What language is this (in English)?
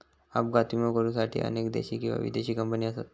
Marathi